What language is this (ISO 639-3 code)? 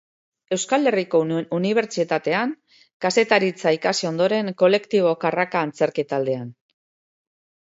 eus